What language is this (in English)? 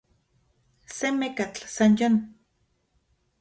Central Puebla Nahuatl